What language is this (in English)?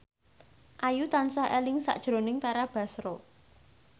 Javanese